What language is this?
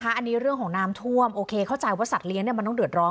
Thai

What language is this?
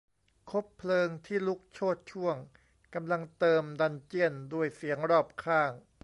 Thai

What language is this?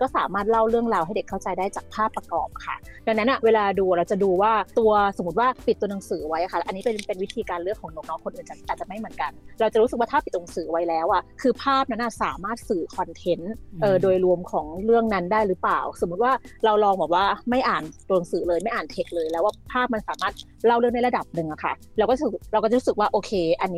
Thai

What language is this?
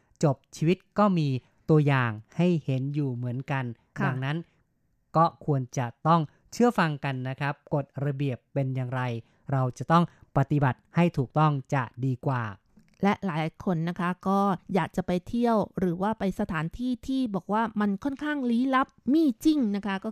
Thai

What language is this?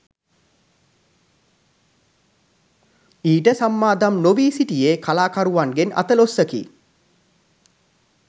Sinhala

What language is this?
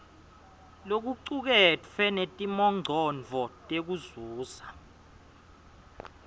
Swati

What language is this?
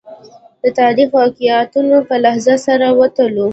Pashto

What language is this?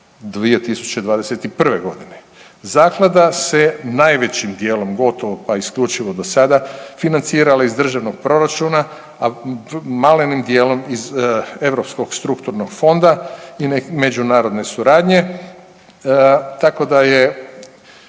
Croatian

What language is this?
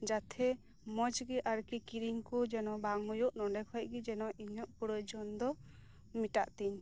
Santali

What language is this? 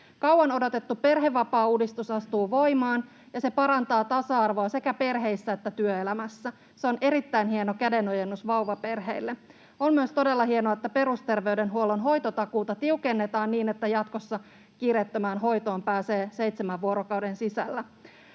Finnish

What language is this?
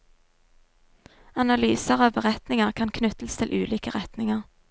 Norwegian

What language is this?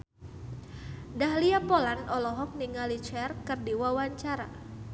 Sundanese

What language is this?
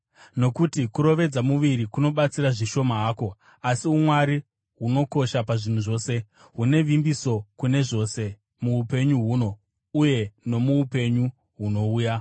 Shona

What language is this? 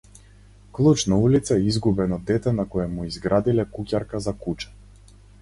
Macedonian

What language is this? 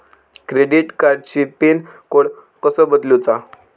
Marathi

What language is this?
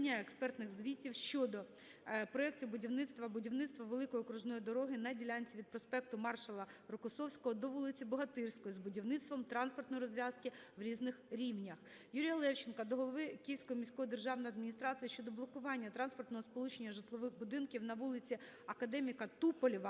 Ukrainian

